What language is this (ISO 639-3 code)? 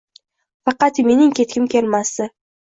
uzb